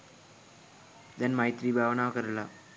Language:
Sinhala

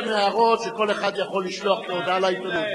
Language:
Hebrew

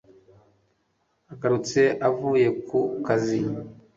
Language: Kinyarwanda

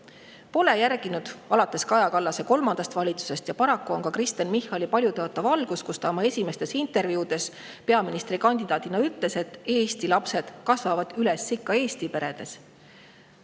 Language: Estonian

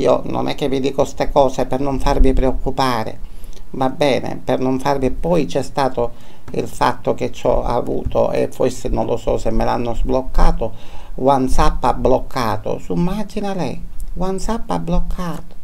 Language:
Italian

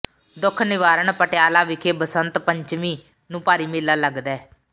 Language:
Punjabi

